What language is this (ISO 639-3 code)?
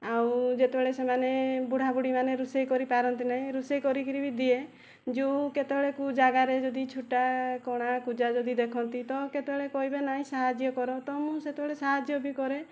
ori